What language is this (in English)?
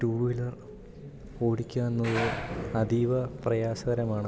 Malayalam